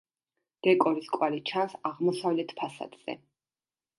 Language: Georgian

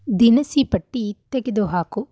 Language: Kannada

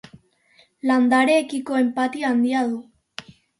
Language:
Basque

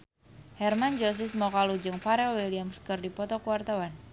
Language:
Sundanese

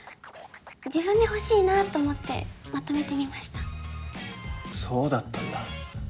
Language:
Japanese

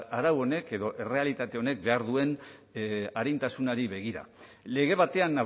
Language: Basque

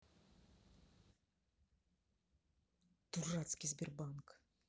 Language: Russian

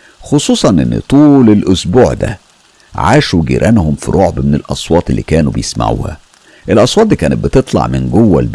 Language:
Arabic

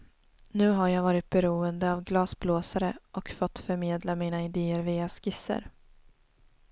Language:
Swedish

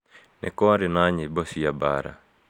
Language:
Kikuyu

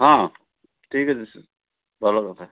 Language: Odia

